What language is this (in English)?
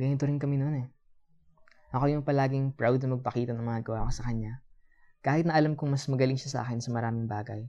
Filipino